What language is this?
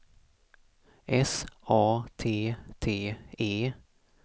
Swedish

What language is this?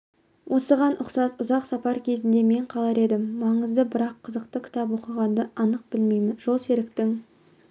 Kazakh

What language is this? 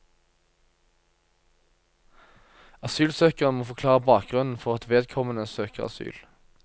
Norwegian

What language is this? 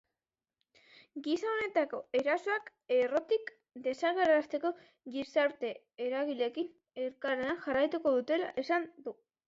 Basque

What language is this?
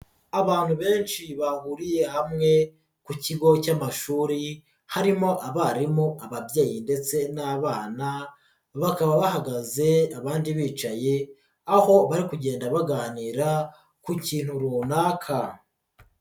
Kinyarwanda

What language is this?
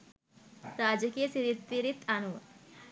Sinhala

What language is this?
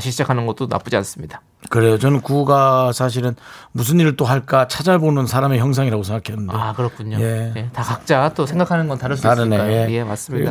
Korean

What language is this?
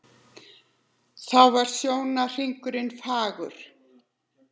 Icelandic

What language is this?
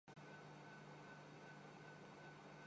Urdu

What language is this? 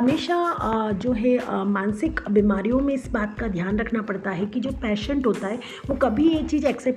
Hindi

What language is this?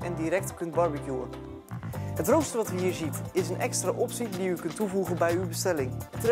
Dutch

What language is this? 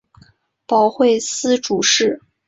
Chinese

